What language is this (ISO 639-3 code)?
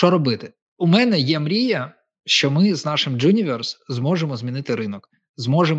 ukr